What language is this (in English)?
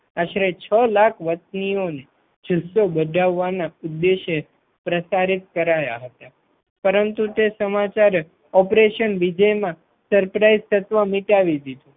Gujarati